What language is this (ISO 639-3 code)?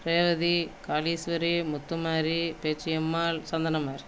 tam